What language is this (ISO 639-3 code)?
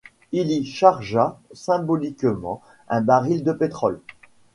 fra